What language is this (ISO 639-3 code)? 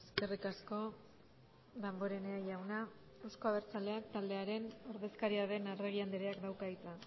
eus